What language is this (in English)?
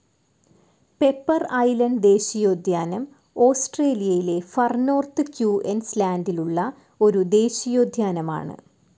Malayalam